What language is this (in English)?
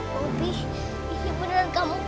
Indonesian